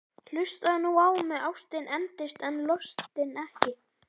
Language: Icelandic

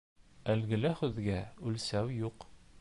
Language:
Bashkir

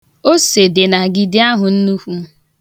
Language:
Igbo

